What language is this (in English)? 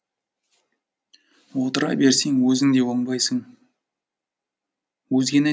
Kazakh